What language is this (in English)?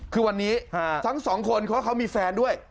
Thai